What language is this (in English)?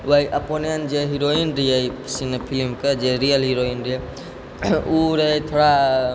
Maithili